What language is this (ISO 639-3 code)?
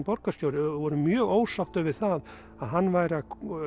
isl